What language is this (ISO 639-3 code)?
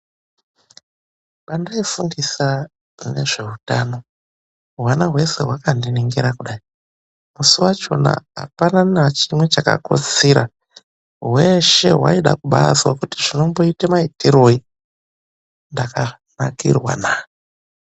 ndc